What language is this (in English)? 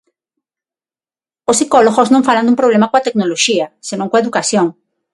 Galician